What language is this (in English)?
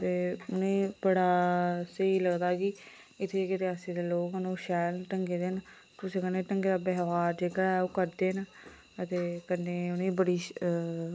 Dogri